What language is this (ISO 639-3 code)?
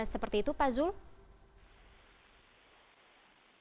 ind